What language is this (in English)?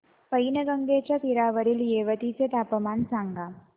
Marathi